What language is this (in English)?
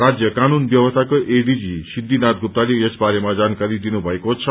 Nepali